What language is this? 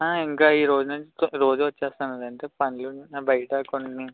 Telugu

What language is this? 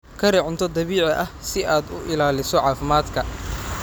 Somali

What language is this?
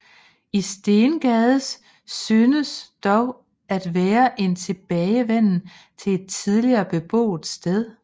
Danish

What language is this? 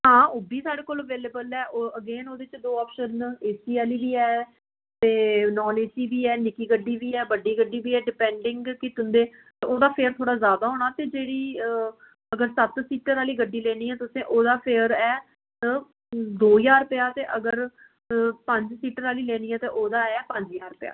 Dogri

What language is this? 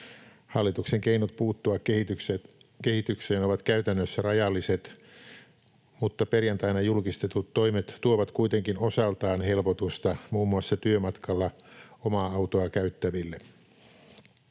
Finnish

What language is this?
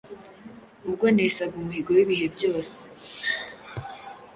Kinyarwanda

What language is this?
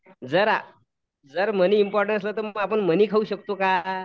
Marathi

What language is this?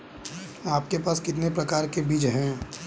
Hindi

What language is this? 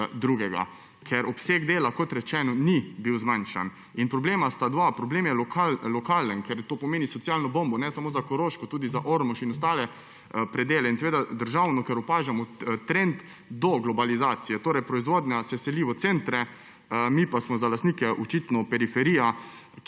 Slovenian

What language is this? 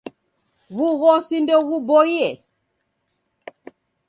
Taita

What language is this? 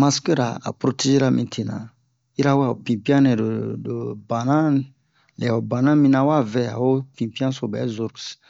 Bomu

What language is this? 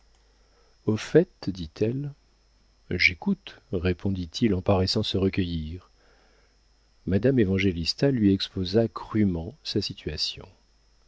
French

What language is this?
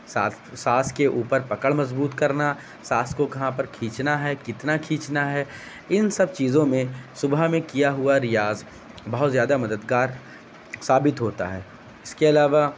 Urdu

